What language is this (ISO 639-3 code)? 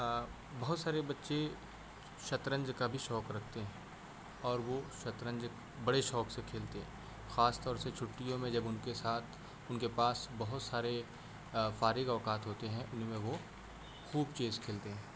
urd